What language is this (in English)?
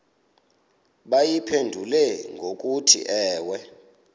Xhosa